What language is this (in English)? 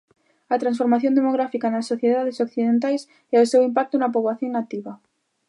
Galician